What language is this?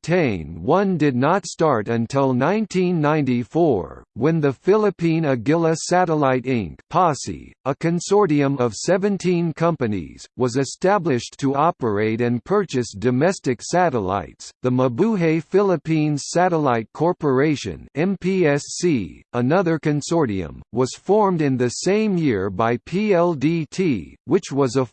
English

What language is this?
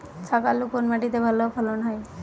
Bangla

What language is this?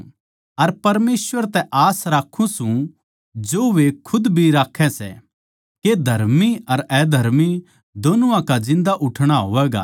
Haryanvi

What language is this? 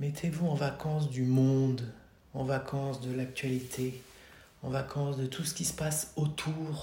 French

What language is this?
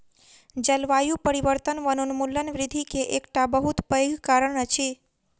Maithili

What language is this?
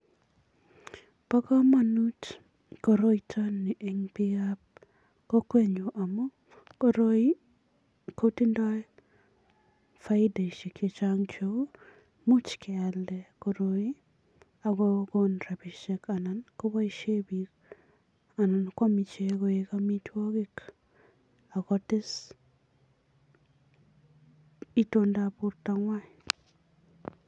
Kalenjin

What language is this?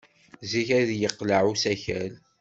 Kabyle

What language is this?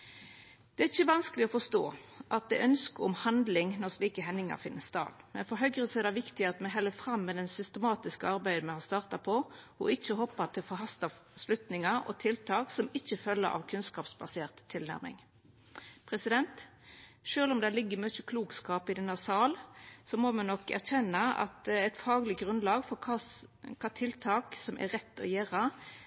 Norwegian Nynorsk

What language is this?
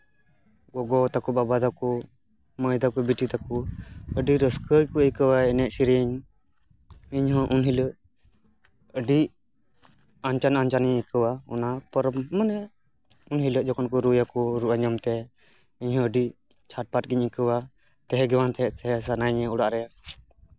Santali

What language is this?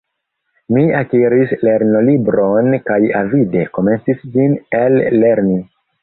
Esperanto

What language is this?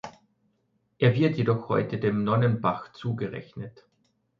German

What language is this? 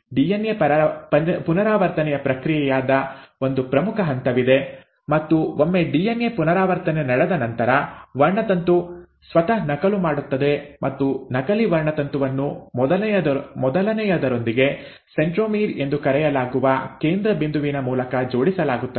Kannada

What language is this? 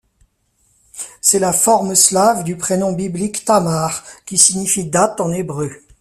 French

